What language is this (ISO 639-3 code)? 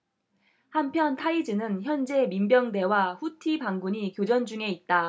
kor